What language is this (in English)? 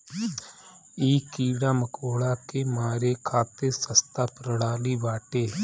Bhojpuri